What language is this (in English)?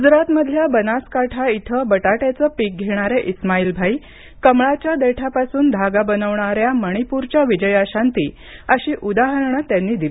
Marathi